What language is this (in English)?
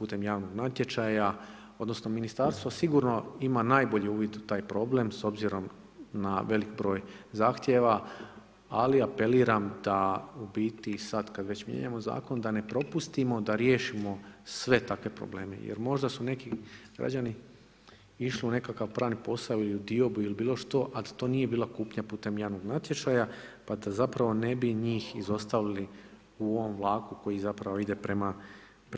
Croatian